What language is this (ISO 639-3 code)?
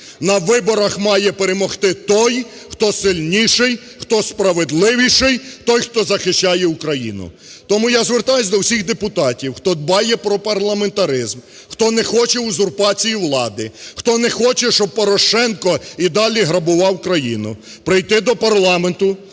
ukr